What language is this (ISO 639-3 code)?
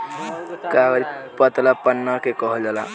bho